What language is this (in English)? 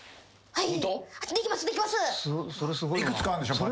Japanese